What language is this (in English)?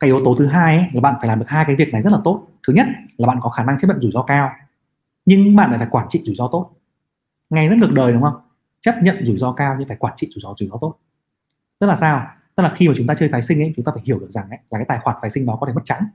Vietnamese